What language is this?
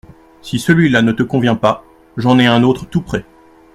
French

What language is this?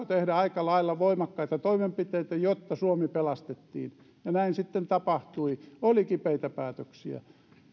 Finnish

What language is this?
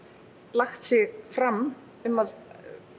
Icelandic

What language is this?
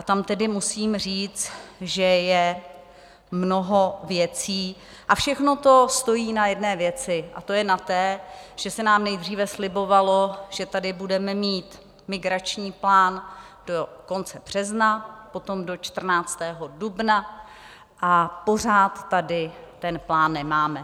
Czech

